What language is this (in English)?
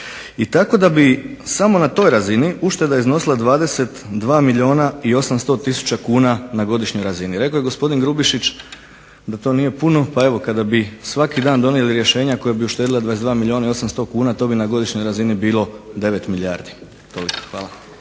Croatian